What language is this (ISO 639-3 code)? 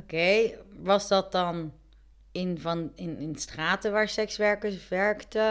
nld